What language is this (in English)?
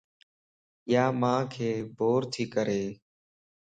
Lasi